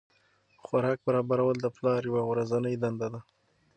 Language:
Pashto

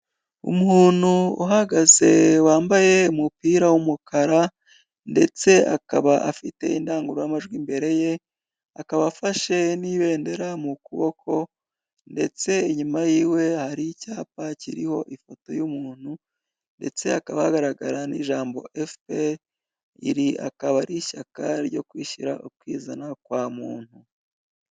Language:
Kinyarwanda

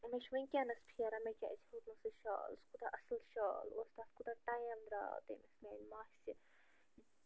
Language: Kashmiri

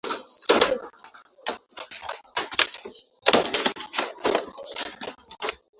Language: Swahili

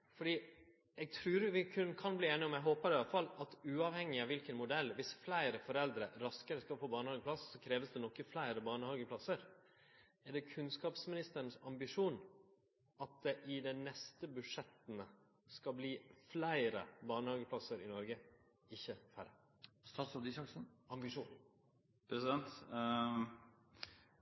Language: Norwegian Nynorsk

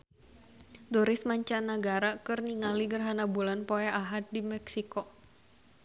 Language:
Sundanese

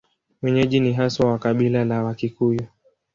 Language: Swahili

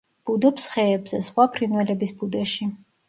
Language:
Georgian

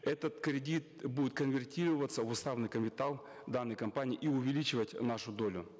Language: Kazakh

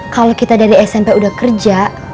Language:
Indonesian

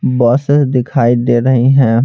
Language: Hindi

